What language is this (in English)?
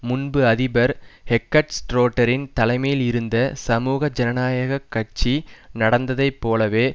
Tamil